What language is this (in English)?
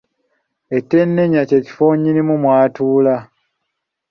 Ganda